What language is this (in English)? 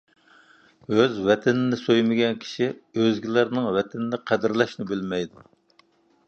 Uyghur